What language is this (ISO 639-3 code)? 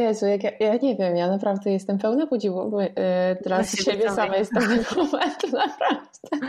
pol